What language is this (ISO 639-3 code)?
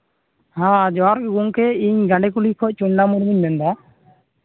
sat